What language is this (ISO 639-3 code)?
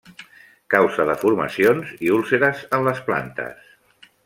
cat